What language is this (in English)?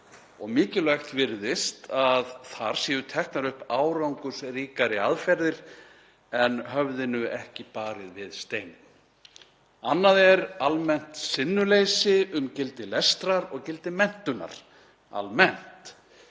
Icelandic